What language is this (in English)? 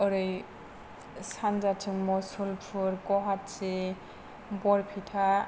Bodo